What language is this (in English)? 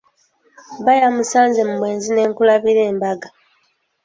Ganda